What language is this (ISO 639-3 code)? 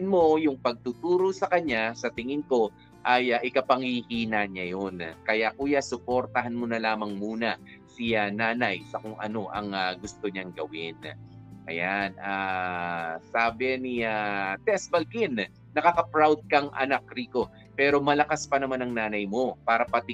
fil